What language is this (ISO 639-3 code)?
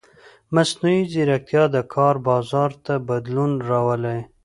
pus